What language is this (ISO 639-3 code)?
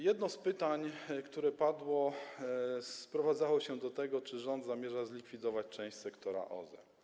pol